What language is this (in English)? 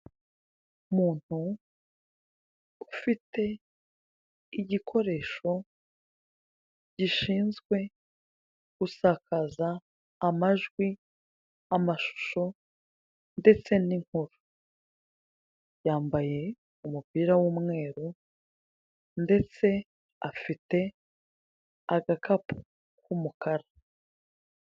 Kinyarwanda